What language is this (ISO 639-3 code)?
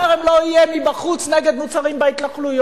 heb